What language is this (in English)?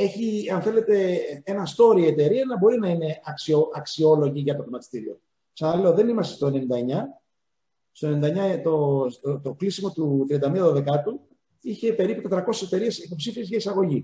Greek